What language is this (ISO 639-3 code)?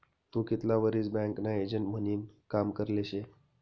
mar